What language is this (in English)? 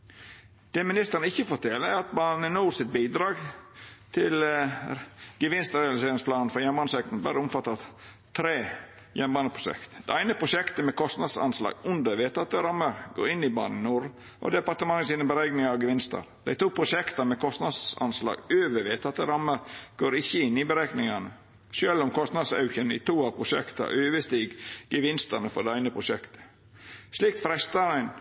Norwegian Nynorsk